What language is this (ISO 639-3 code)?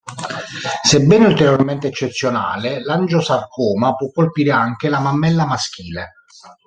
ita